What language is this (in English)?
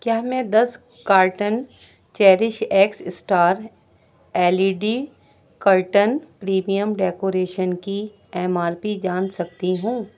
Urdu